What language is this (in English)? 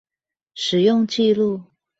Chinese